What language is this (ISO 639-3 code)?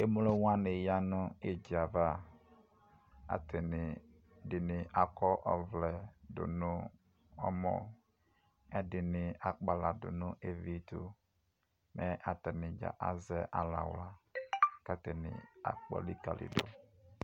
kpo